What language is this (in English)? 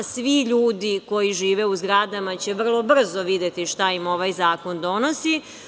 Serbian